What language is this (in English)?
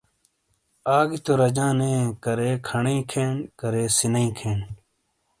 Shina